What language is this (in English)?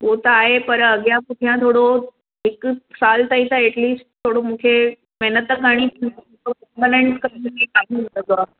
Sindhi